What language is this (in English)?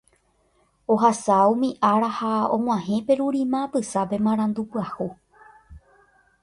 Guarani